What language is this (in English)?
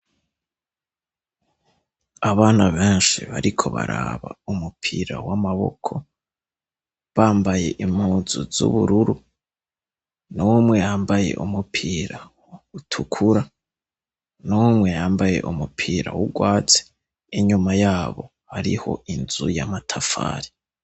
Rundi